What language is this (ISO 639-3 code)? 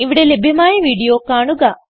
mal